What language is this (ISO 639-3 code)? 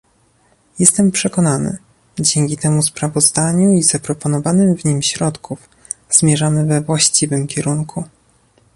pol